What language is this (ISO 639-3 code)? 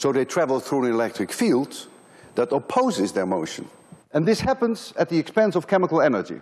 eng